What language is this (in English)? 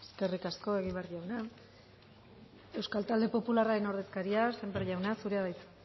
Basque